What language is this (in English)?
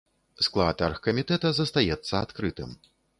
Belarusian